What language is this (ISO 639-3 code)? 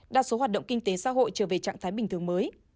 vie